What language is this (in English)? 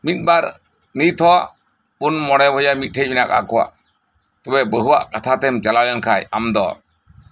Santali